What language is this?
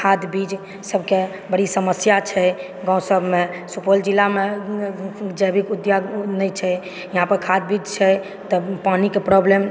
Maithili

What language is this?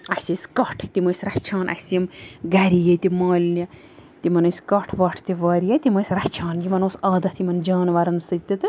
Kashmiri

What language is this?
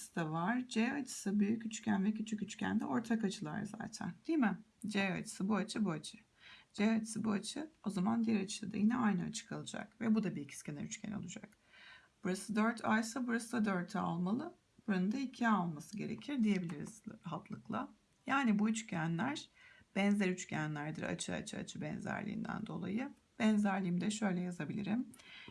Turkish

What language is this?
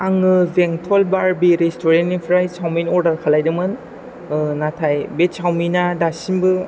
Bodo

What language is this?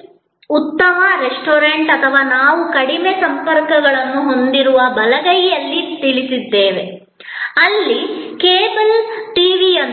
Kannada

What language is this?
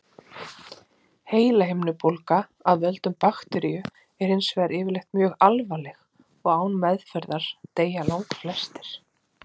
Icelandic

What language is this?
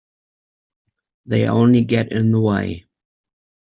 English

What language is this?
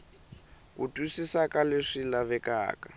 Tsonga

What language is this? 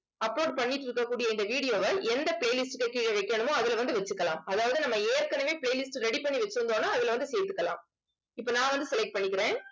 Tamil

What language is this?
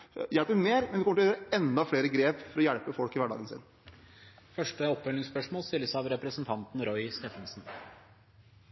Norwegian Bokmål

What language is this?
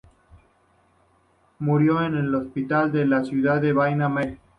Spanish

